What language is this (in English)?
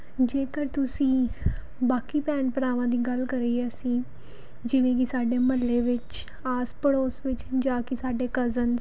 Punjabi